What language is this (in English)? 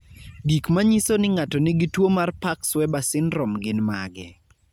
Luo (Kenya and Tanzania)